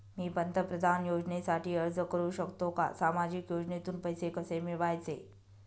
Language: Marathi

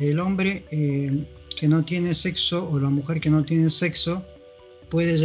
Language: Spanish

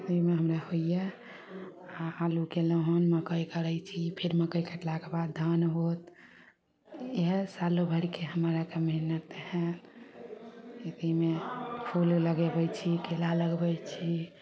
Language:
Maithili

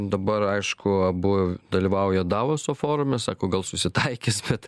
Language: Lithuanian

